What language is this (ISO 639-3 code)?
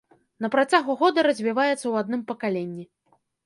bel